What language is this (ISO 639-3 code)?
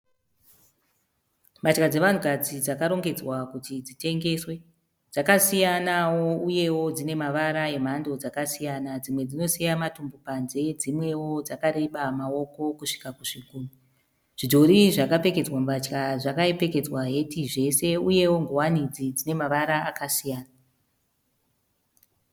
sna